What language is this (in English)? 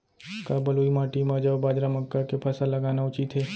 Chhattisgarhi